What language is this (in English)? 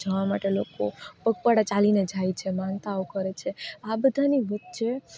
Gujarati